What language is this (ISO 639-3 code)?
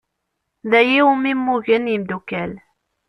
kab